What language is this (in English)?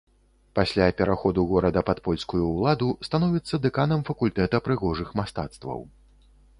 Belarusian